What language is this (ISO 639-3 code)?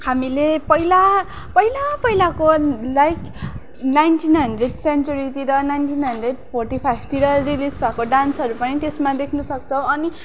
nep